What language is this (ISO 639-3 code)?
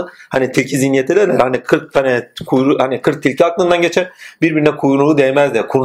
tur